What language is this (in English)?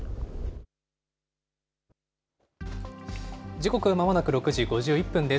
Japanese